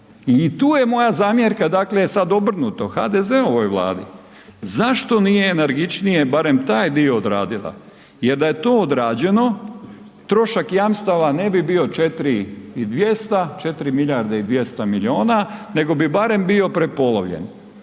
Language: Croatian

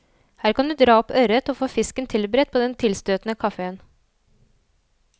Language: Norwegian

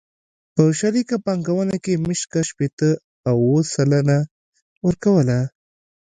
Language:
Pashto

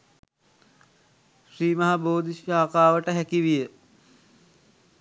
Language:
Sinhala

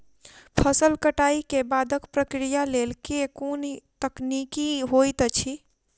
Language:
Maithili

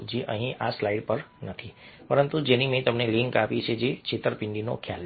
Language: Gujarati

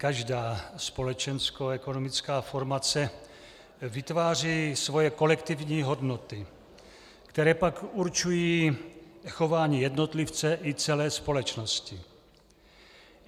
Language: Czech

